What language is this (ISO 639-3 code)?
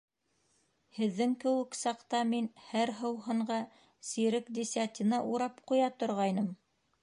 bak